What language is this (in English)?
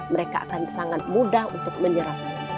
Indonesian